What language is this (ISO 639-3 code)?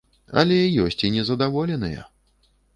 bel